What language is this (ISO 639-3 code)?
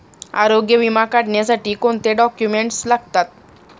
mar